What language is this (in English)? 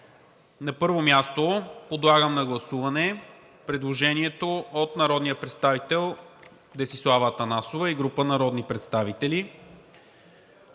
Bulgarian